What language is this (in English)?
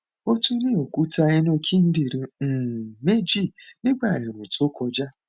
Yoruba